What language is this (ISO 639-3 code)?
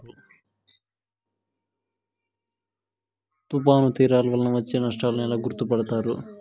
tel